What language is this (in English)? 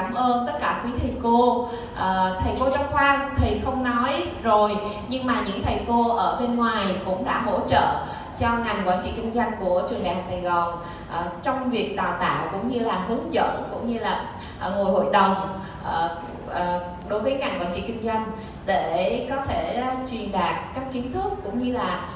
Vietnamese